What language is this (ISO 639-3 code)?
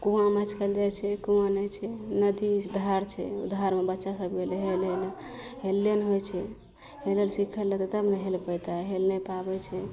mai